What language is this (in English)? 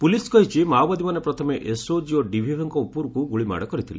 Odia